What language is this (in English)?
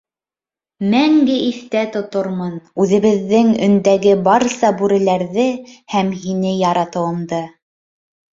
Bashkir